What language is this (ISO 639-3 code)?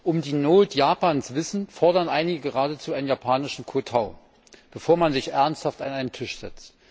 deu